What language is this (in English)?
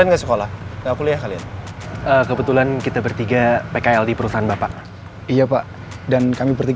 Indonesian